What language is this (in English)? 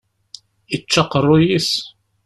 Kabyle